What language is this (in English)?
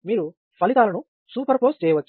Telugu